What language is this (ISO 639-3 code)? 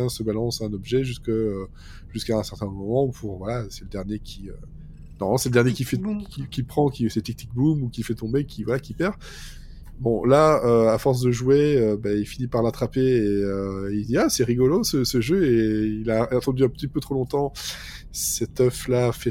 fra